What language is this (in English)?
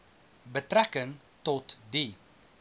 Afrikaans